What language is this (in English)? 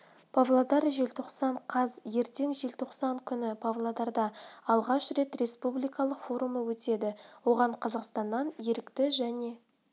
Kazakh